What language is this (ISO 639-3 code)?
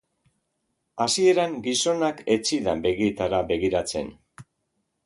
eus